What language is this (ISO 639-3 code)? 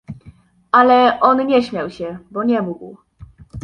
pol